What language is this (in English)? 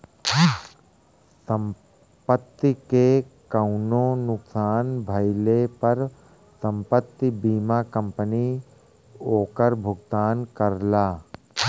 Bhojpuri